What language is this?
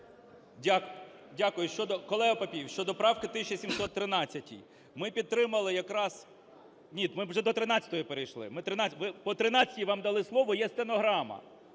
Ukrainian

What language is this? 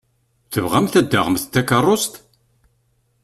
Kabyle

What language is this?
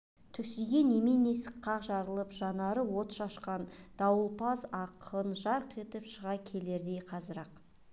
Kazakh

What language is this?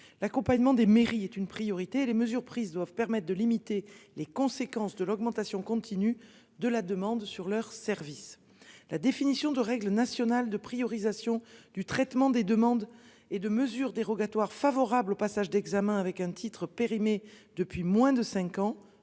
French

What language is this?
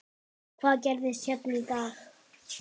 Icelandic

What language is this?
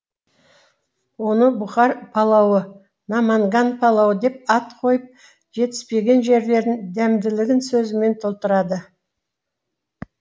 Kazakh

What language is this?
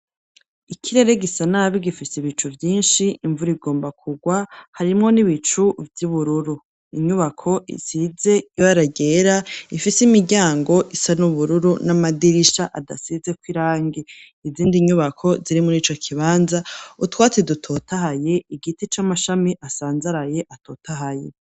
Rundi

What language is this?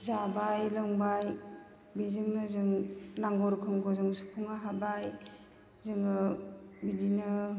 Bodo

